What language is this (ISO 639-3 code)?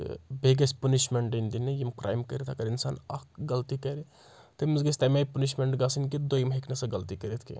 kas